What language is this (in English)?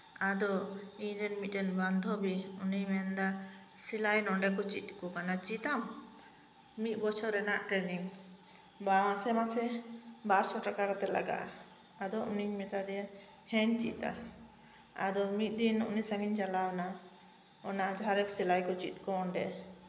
Santali